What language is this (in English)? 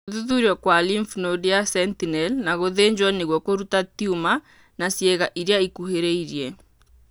Kikuyu